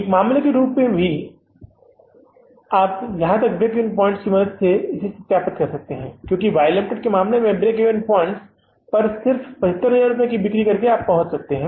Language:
Hindi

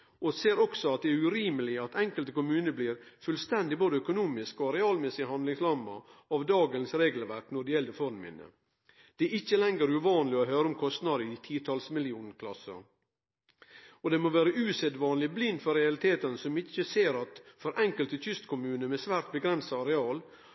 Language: Norwegian Nynorsk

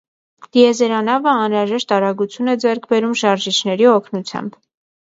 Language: Armenian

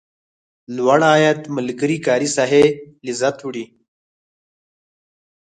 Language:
Pashto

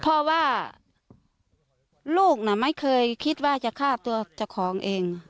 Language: Thai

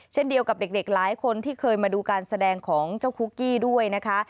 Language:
Thai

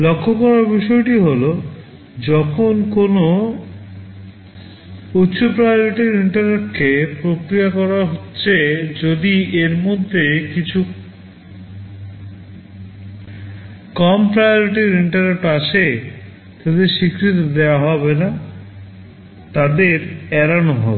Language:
Bangla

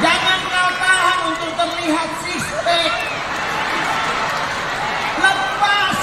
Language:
Indonesian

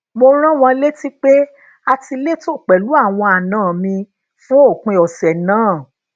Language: Yoruba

